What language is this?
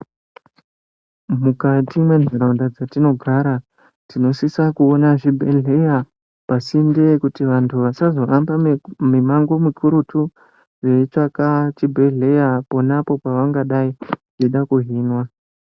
Ndau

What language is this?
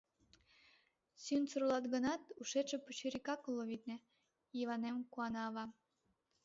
Mari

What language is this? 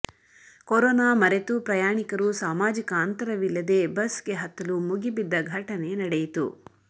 Kannada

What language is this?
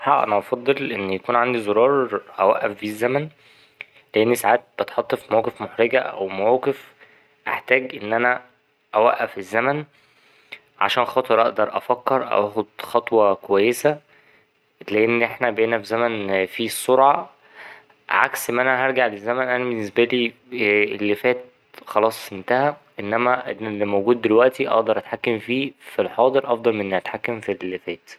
Egyptian Arabic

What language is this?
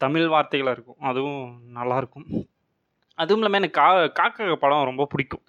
Tamil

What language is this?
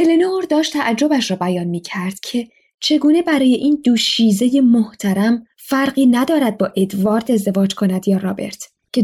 Persian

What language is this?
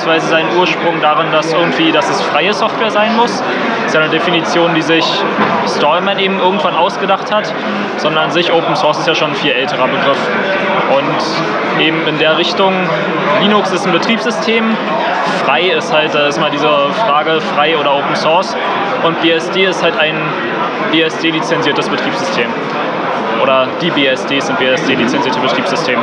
German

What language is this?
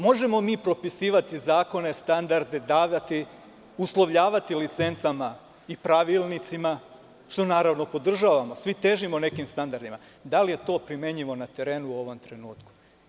Serbian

